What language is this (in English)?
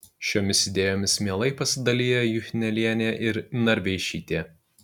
Lithuanian